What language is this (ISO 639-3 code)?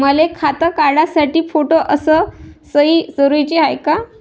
mar